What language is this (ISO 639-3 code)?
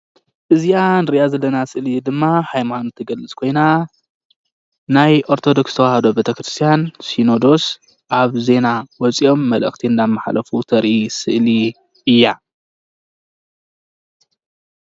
tir